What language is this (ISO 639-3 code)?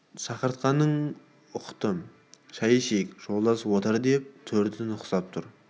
kaz